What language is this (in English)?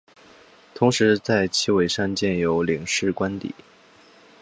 Chinese